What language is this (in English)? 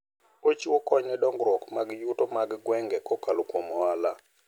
Luo (Kenya and Tanzania)